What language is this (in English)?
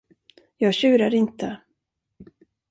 Swedish